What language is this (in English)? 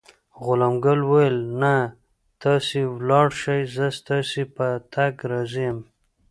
Pashto